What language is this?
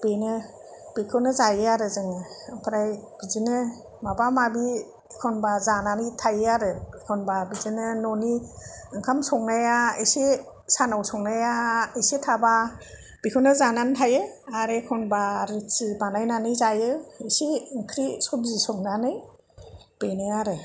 Bodo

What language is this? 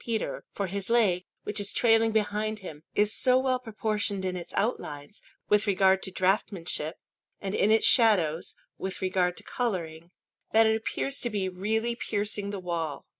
English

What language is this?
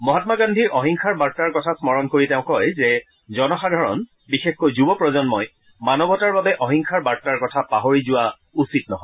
Assamese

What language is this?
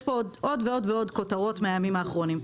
Hebrew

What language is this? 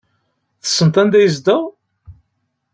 Kabyle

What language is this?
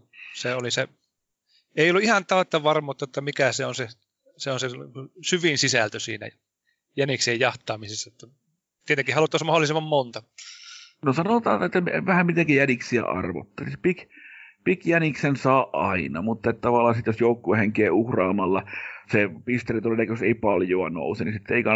Finnish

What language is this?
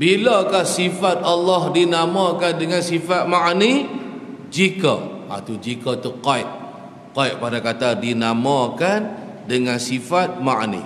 Malay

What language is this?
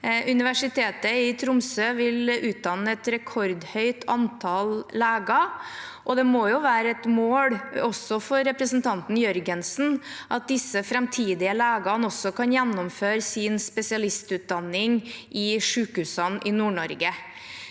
Norwegian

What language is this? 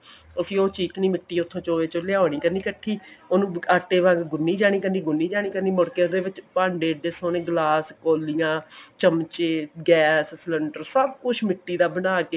Punjabi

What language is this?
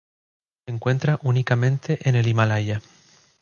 Spanish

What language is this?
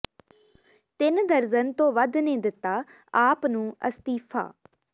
Punjabi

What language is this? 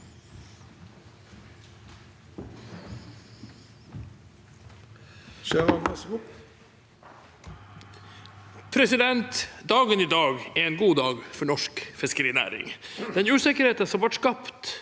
Norwegian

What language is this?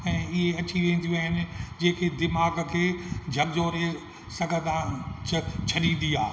Sindhi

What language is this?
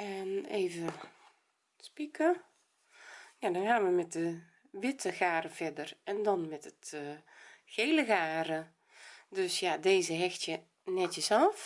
Dutch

